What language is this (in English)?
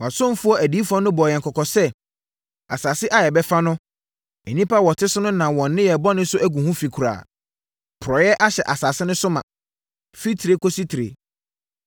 Akan